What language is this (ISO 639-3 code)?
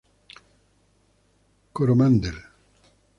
spa